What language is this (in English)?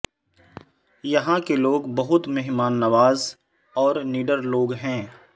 Urdu